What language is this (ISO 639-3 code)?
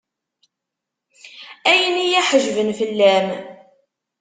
kab